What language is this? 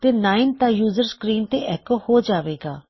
Punjabi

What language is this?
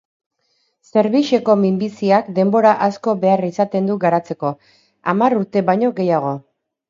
Basque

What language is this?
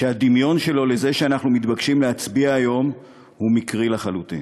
Hebrew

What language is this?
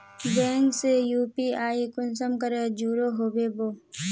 Magahi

